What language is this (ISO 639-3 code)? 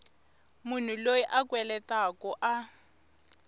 tso